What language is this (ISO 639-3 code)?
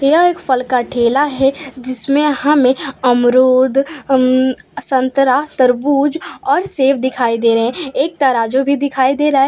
hin